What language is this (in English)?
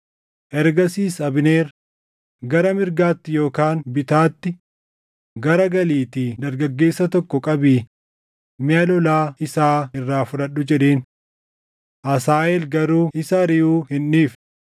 Oromo